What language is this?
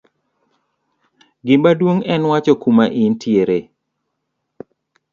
Luo (Kenya and Tanzania)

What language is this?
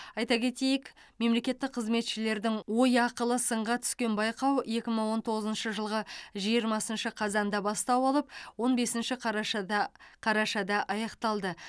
Kazakh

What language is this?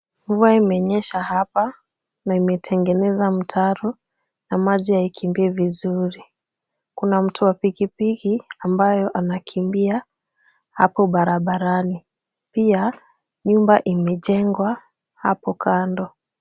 Swahili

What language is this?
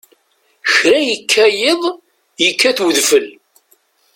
Kabyle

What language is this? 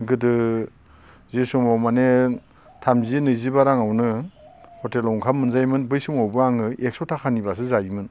Bodo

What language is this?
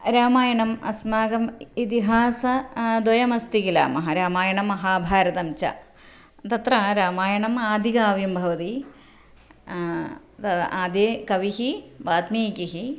Sanskrit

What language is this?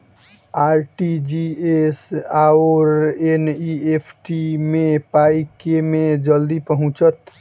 Maithili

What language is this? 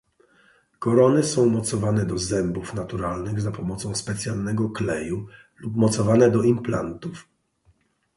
Polish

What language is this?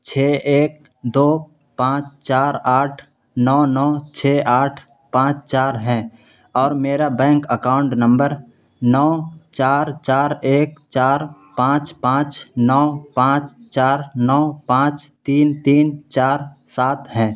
Urdu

